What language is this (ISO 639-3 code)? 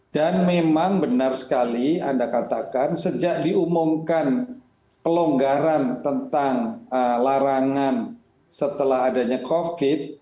ind